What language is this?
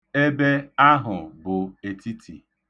Igbo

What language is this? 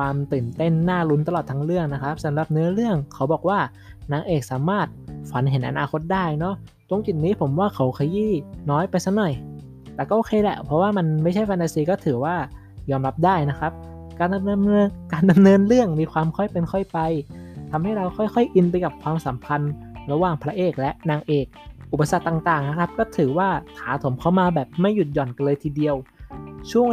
Thai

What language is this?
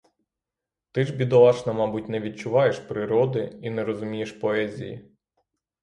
Ukrainian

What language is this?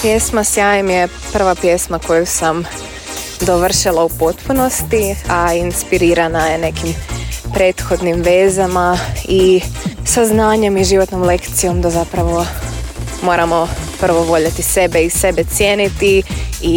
Croatian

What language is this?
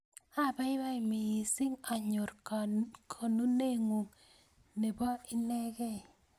Kalenjin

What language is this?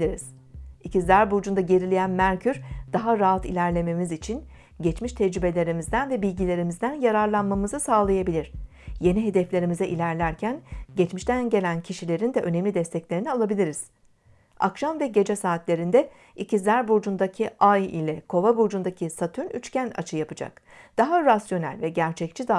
Turkish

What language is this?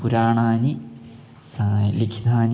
Sanskrit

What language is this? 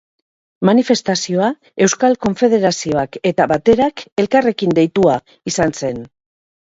Basque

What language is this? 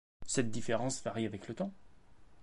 French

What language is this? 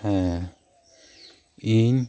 Santali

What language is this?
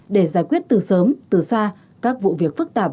Vietnamese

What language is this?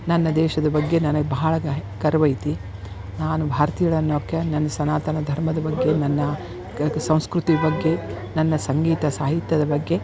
Kannada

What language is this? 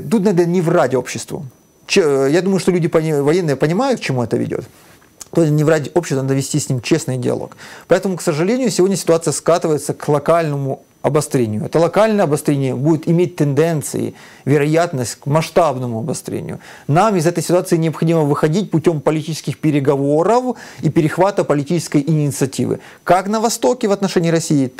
Russian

